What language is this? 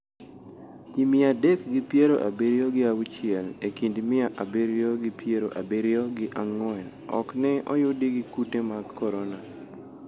Luo (Kenya and Tanzania)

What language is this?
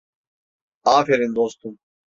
Turkish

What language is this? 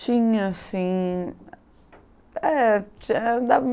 Portuguese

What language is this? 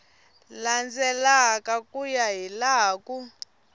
Tsonga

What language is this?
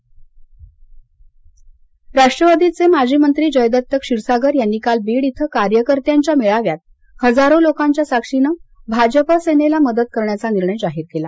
Marathi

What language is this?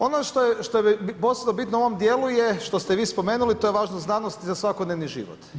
Croatian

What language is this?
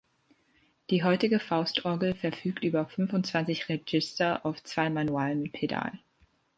German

